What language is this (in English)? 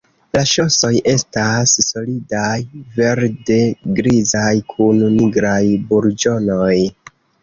Esperanto